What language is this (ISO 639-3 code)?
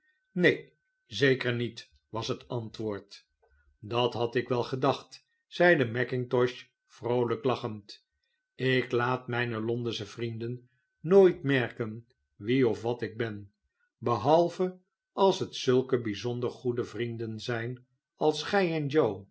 nld